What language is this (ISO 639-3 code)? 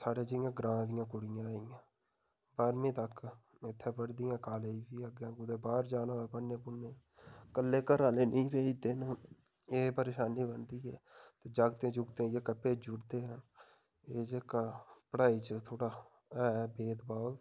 doi